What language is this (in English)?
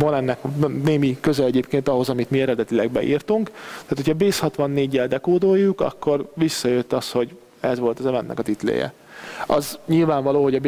Hungarian